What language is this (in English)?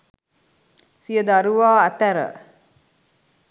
Sinhala